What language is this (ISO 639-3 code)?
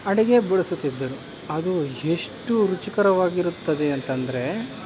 kan